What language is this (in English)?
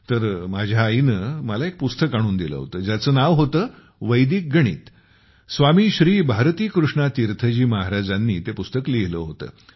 Marathi